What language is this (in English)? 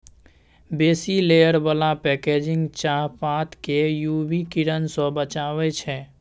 Maithili